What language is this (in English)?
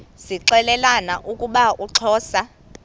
Xhosa